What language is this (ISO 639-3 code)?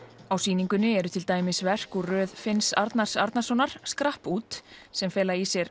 isl